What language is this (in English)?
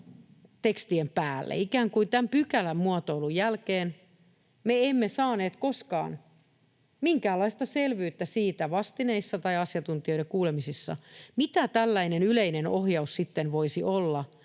Finnish